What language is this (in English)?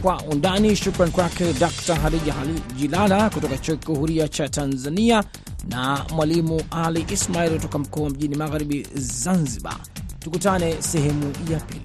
Swahili